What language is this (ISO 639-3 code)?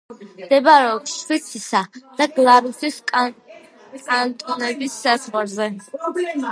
kat